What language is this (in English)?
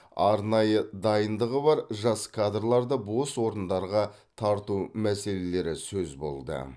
Kazakh